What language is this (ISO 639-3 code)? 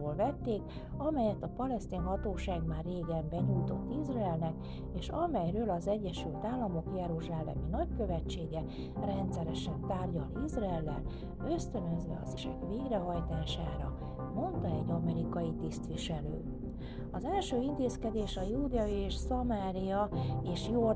hun